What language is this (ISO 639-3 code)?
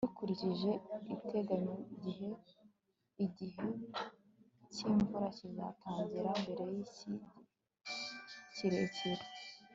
kin